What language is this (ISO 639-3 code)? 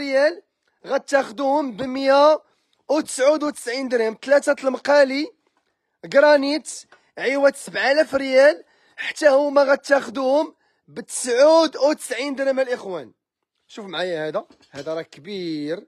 ara